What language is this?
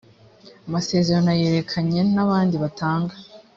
Kinyarwanda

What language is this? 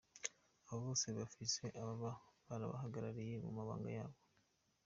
Kinyarwanda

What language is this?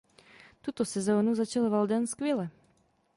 Czech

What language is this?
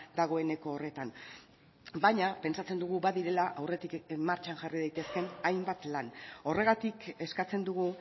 Basque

